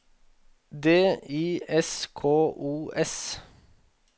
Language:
Norwegian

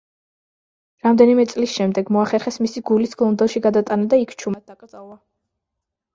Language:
Georgian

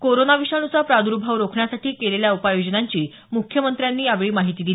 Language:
Marathi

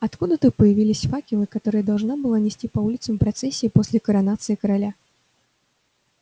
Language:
Russian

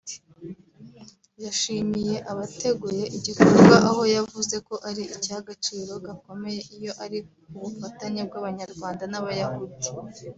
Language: Kinyarwanda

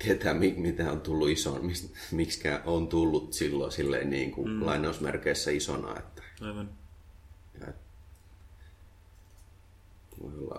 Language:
Finnish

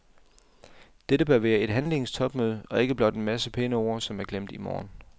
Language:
Danish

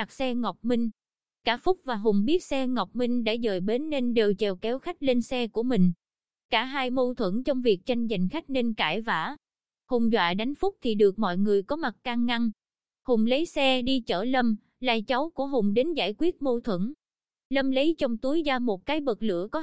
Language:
Vietnamese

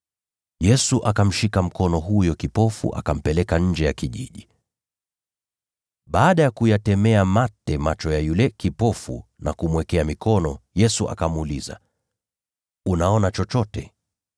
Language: Swahili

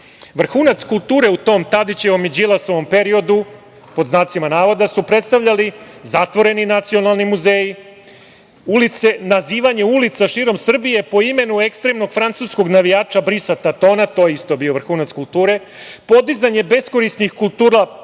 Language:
Serbian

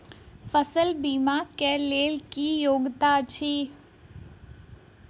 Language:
Maithili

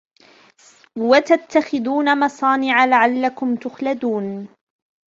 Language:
Arabic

